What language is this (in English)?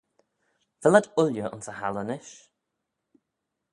Manx